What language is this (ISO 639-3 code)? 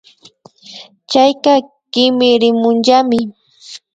qvi